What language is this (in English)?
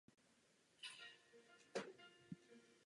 Czech